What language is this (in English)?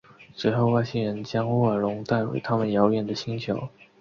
Chinese